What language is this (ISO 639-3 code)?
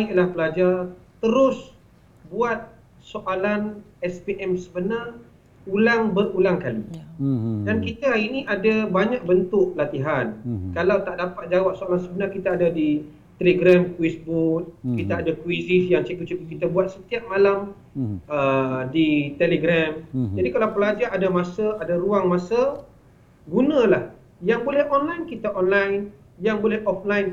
msa